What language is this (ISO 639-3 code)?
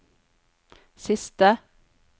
nor